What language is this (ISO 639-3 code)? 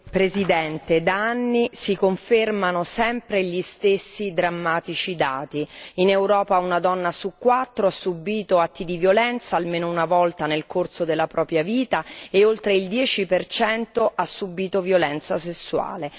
ita